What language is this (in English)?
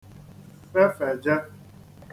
Igbo